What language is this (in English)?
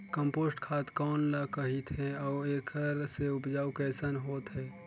Chhattisgarhi